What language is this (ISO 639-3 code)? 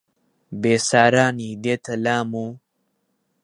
ckb